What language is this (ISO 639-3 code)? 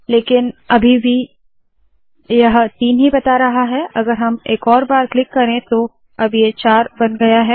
hin